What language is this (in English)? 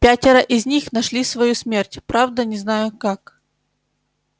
Russian